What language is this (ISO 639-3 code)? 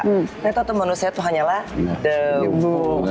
ind